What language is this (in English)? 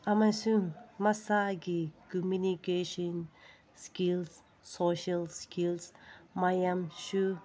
Manipuri